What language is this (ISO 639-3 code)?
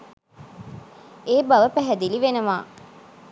sin